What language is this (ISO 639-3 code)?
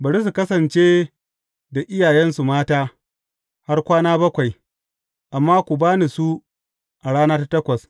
hau